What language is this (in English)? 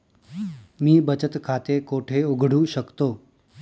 Marathi